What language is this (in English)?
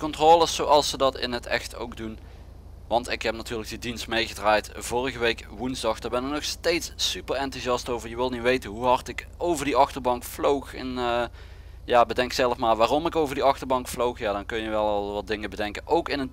Dutch